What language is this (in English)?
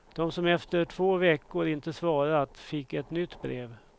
Swedish